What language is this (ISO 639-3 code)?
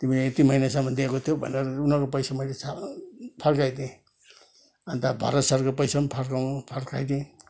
nep